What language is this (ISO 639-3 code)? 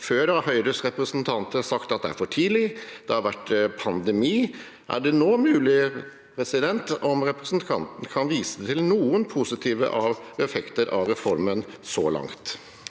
nor